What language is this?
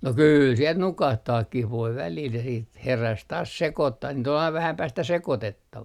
Finnish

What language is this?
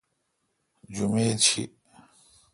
Kalkoti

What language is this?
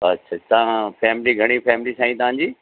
Sindhi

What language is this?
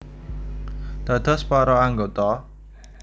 Javanese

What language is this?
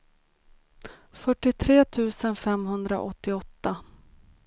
Swedish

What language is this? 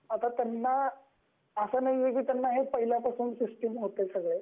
Marathi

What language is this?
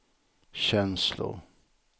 Swedish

